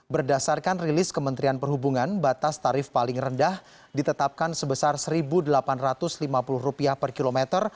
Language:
Indonesian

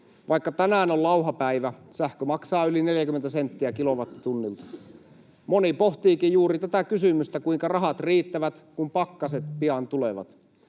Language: Finnish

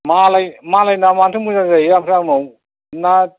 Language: Bodo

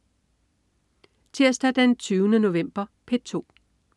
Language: Danish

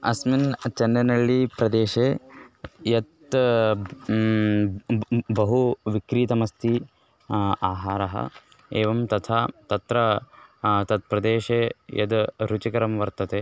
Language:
Sanskrit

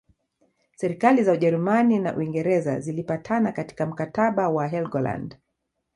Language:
Swahili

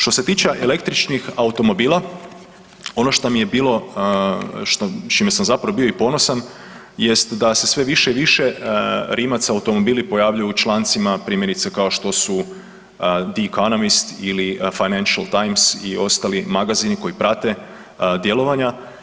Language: Croatian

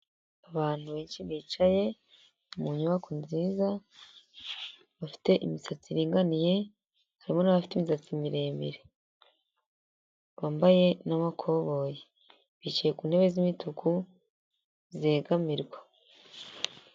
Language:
Kinyarwanda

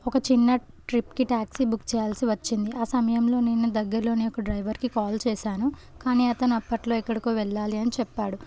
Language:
Telugu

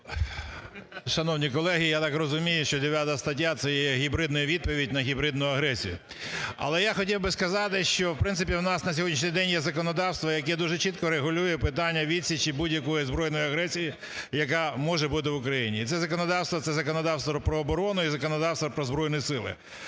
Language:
Ukrainian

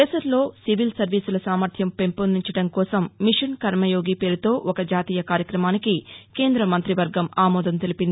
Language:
Telugu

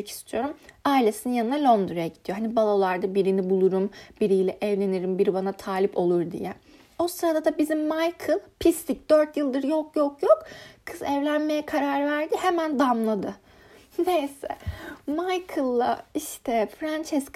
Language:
Turkish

